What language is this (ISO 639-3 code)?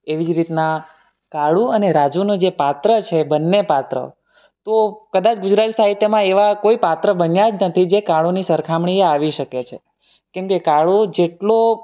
guj